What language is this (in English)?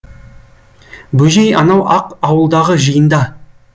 Kazakh